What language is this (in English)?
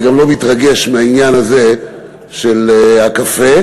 Hebrew